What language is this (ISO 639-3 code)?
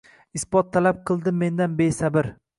uzb